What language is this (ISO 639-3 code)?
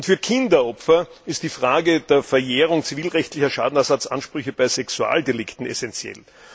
deu